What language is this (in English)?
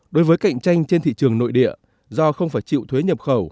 Vietnamese